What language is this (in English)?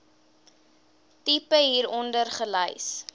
Afrikaans